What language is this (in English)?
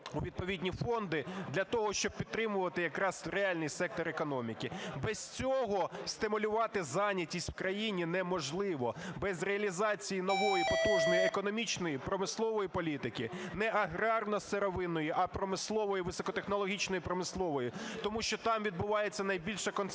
Ukrainian